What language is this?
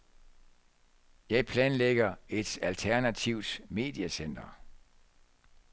Danish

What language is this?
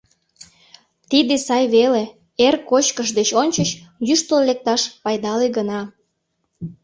Mari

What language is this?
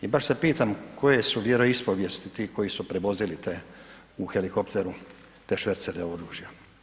Croatian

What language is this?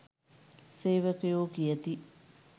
Sinhala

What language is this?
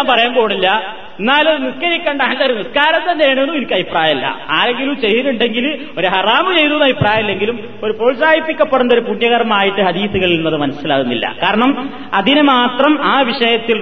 Malayalam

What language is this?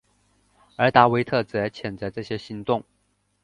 Chinese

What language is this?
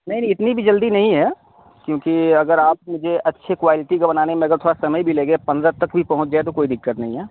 Urdu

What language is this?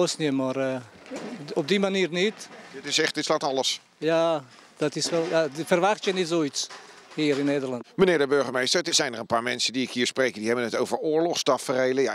Dutch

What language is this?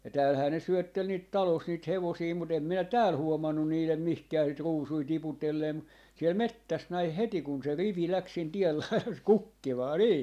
Finnish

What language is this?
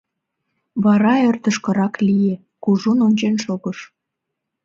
Mari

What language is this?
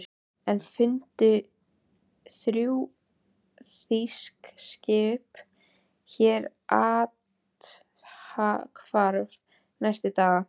Icelandic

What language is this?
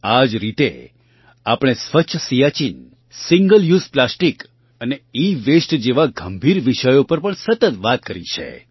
Gujarati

